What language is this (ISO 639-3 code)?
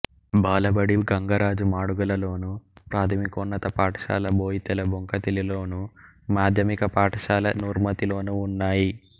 tel